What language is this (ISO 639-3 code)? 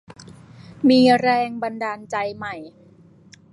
tha